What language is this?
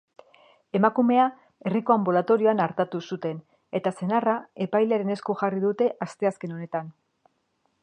Basque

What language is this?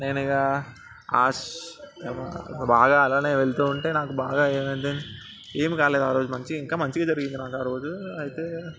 Telugu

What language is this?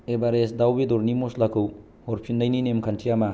Bodo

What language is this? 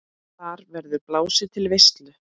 Icelandic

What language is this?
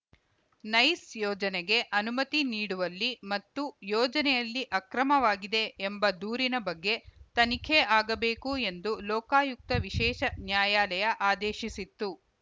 Kannada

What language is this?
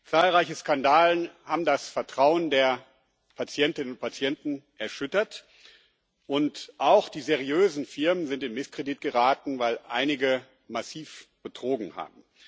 German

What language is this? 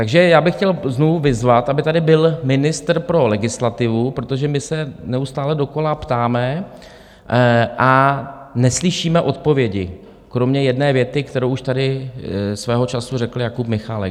Czech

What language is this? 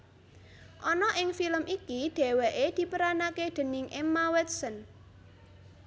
Javanese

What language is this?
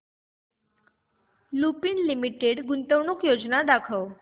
Marathi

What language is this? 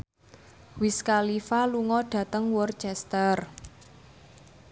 Javanese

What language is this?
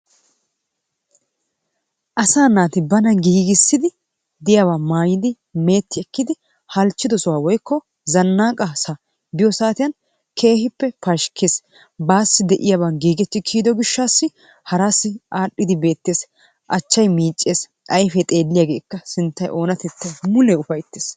Wolaytta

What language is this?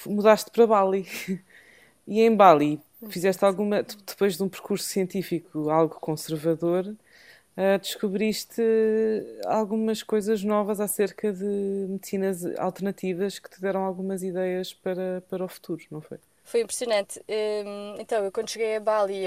Portuguese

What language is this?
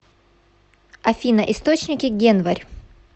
Russian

